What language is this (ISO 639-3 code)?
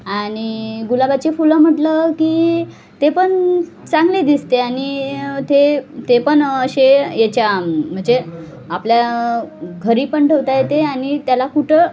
mar